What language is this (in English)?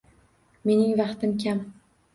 Uzbek